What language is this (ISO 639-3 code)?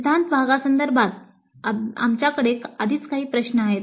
mar